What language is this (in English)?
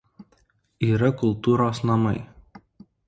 Lithuanian